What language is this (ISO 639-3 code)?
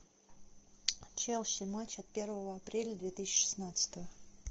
rus